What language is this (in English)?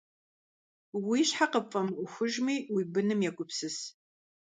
Kabardian